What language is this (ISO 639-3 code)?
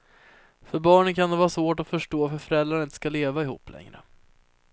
swe